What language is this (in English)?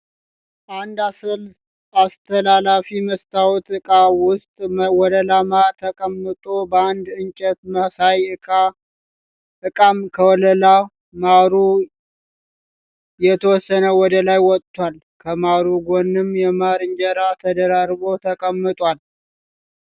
Amharic